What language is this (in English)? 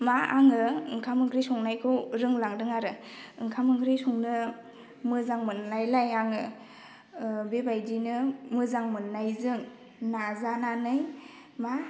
Bodo